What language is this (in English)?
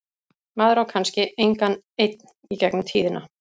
Icelandic